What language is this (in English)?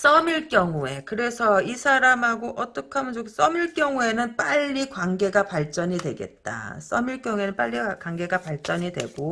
Korean